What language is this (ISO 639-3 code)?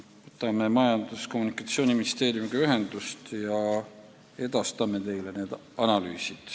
est